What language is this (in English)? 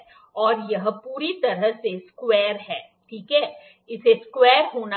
Hindi